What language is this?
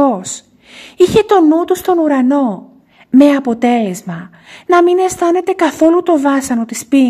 Greek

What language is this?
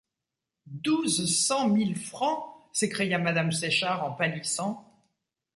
French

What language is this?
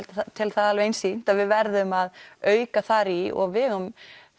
Icelandic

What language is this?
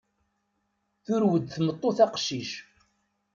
Kabyle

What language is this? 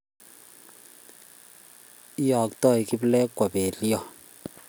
Kalenjin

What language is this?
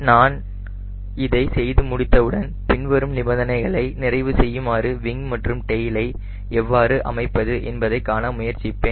Tamil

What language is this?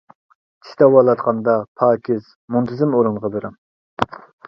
Uyghur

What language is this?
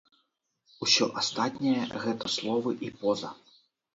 Belarusian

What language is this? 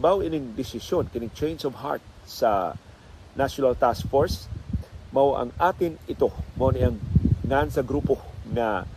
Filipino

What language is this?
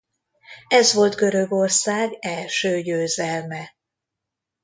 Hungarian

